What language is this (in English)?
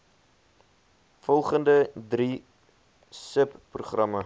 Afrikaans